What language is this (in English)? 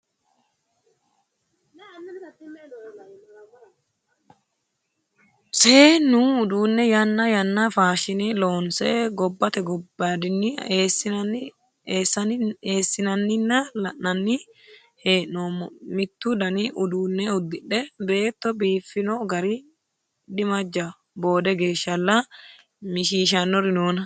Sidamo